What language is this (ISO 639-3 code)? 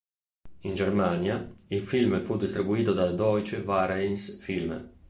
ita